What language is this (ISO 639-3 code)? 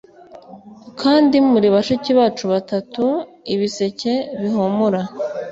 kin